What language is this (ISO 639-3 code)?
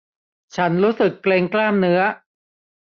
tha